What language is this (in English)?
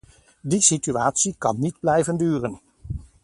Dutch